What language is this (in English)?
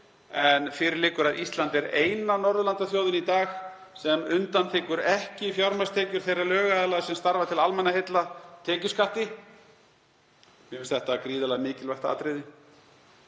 Icelandic